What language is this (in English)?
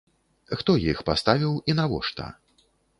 Belarusian